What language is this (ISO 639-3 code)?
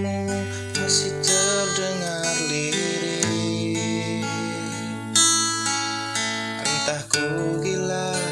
ind